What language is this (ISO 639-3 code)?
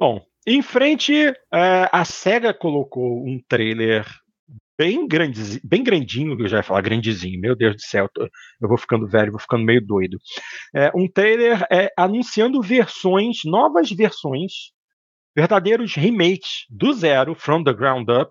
por